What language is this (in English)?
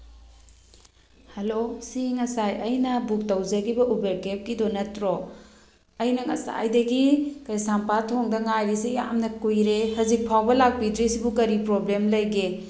Manipuri